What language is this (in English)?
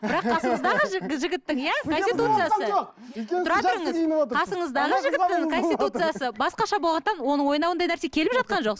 Kazakh